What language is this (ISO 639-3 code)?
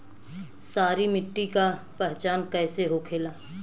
bho